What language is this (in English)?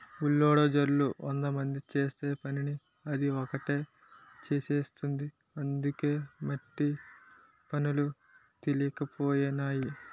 Telugu